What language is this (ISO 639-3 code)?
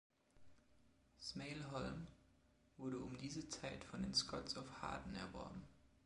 deu